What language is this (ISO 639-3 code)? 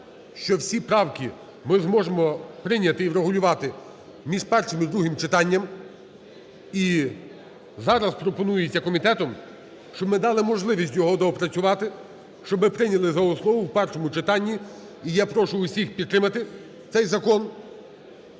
ukr